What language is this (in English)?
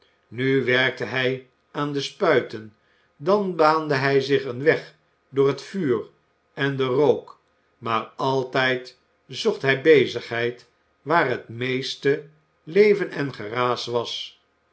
Dutch